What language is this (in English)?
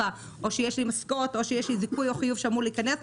Hebrew